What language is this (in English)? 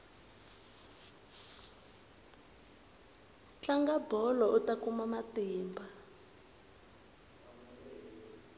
Tsonga